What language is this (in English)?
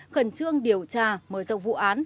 Vietnamese